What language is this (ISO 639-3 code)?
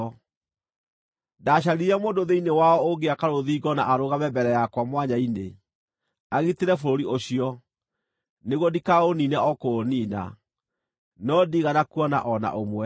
kik